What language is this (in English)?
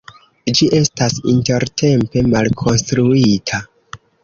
Esperanto